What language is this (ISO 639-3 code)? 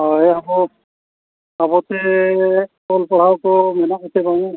sat